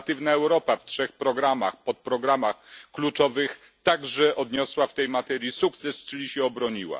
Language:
Polish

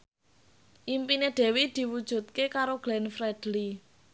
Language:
Javanese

